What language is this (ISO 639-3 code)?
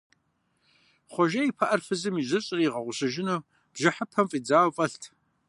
kbd